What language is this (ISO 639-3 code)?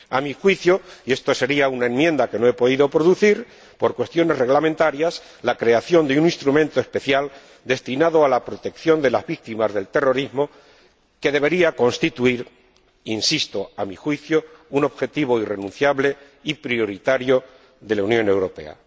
spa